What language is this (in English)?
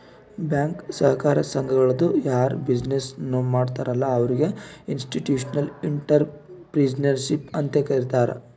Kannada